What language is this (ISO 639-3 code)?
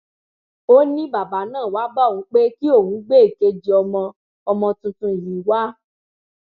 yor